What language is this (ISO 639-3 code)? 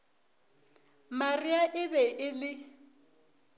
nso